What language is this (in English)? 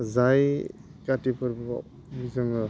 Bodo